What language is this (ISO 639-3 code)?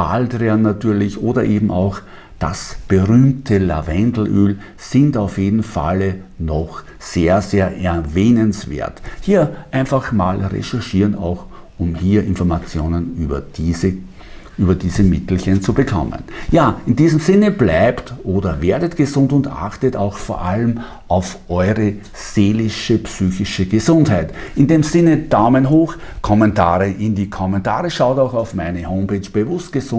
deu